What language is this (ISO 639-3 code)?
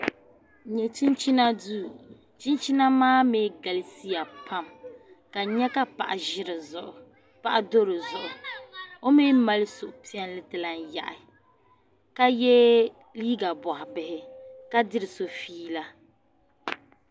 dag